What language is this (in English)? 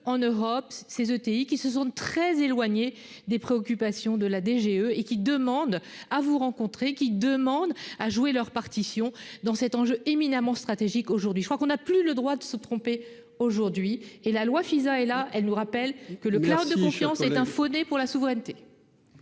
French